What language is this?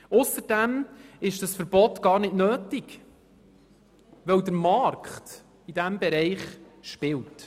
Swiss German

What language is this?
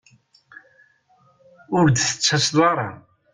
Kabyle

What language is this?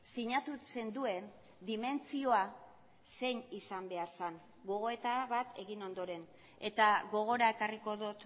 Basque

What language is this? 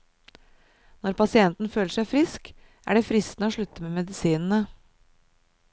Norwegian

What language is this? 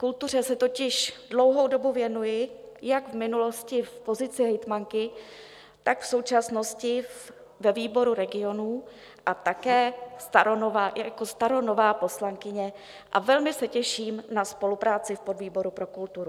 Czech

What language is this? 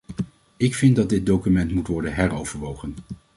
Dutch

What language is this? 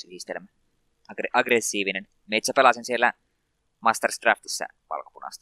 Finnish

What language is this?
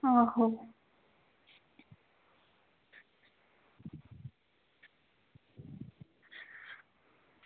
Dogri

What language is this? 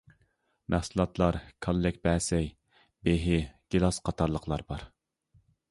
Uyghur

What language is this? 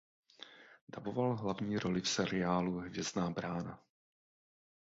Czech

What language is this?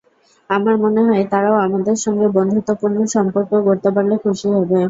Bangla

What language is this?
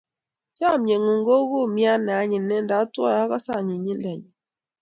Kalenjin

